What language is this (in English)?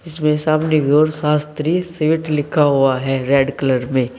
Hindi